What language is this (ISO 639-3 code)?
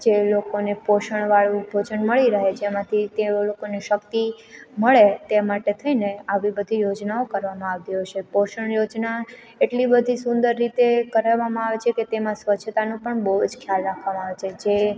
guj